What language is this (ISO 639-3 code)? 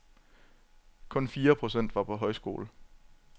dan